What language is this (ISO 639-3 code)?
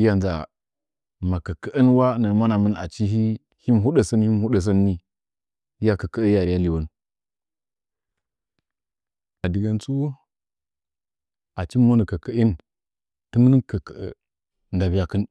nja